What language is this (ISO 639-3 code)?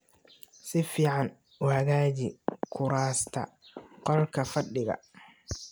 som